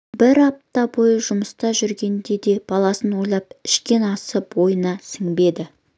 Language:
Kazakh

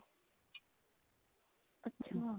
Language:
Punjabi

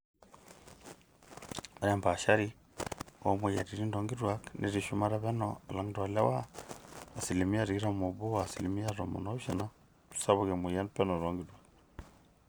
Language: Masai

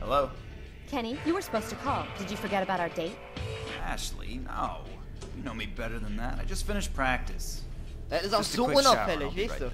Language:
German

